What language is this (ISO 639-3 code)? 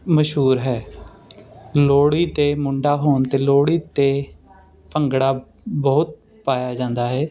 pan